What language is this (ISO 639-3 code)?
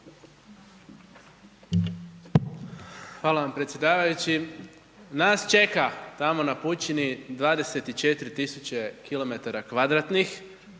hrv